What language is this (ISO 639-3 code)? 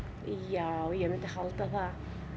isl